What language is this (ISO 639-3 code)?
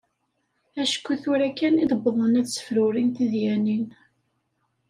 kab